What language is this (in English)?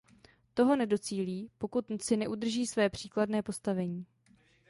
Czech